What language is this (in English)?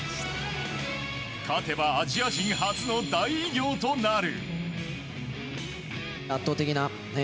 Japanese